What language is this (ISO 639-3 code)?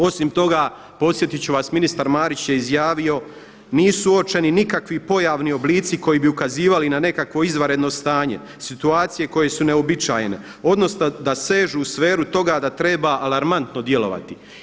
hrv